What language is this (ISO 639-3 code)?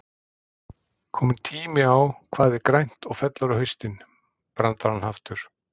isl